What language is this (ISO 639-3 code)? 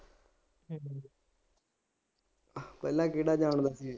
pan